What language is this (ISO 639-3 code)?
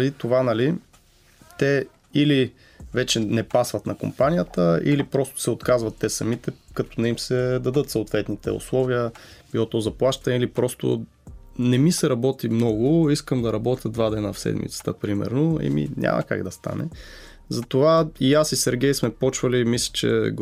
bul